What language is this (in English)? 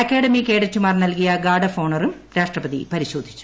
Malayalam